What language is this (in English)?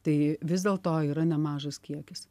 Lithuanian